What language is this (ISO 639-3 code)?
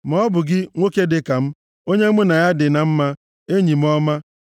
ibo